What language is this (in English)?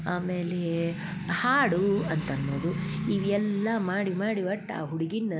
Kannada